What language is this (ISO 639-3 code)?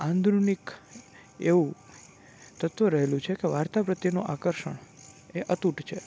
guj